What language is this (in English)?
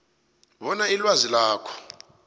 South Ndebele